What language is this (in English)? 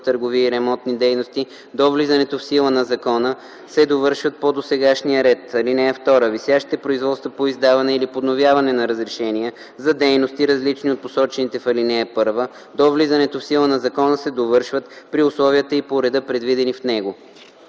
Bulgarian